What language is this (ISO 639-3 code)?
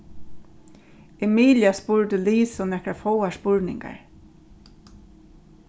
fao